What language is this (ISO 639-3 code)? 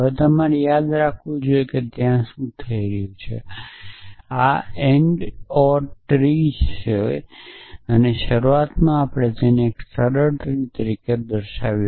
guj